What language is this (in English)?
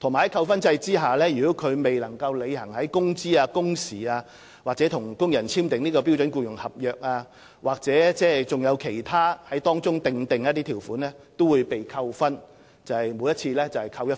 Cantonese